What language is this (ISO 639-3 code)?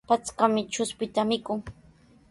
qws